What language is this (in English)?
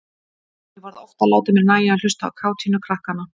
Icelandic